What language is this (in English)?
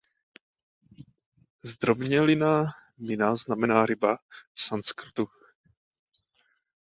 Czech